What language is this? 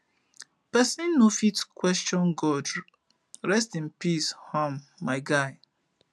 Nigerian Pidgin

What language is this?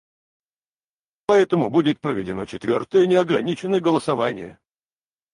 Russian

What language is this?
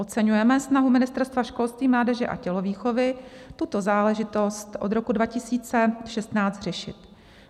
Czech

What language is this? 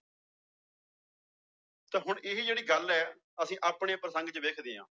Punjabi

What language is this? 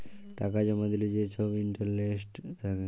Bangla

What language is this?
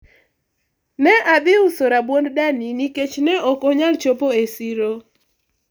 Luo (Kenya and Tanzania)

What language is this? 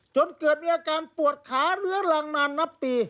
Thai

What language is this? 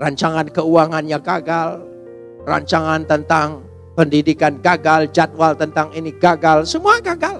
Indonesian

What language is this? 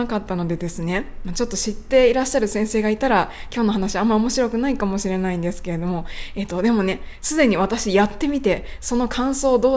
Japanese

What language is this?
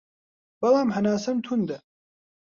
Central Kurdish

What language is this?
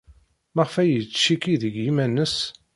Kabyle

